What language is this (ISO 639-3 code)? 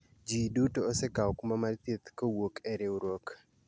luo